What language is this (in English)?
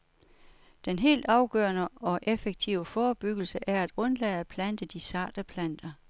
Danish